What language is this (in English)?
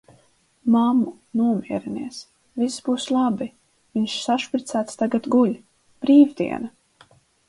Latvian